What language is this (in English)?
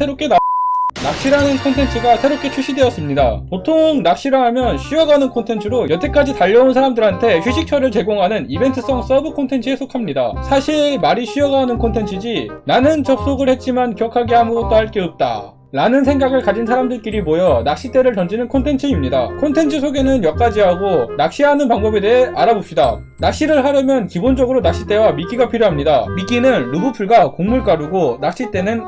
Korean